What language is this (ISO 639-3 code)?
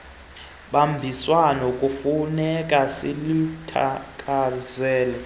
xho